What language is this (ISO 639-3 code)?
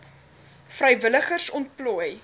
afr